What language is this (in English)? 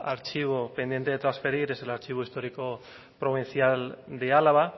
Spanish